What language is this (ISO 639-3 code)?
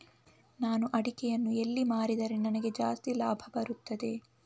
kan